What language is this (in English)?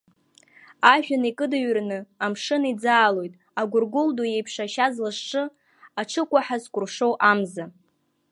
Abkhazian